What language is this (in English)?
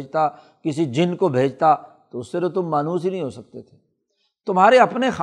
Urdu